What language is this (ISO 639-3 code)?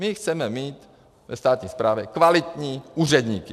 ces